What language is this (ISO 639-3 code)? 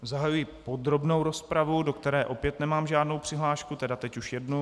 ces